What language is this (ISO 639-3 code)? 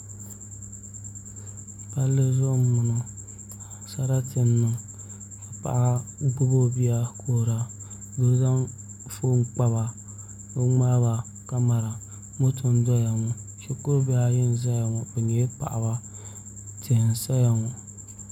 dag